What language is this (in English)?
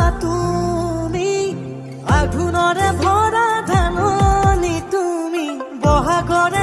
Assamese